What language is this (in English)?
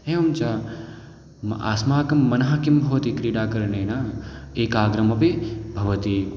Sanskrit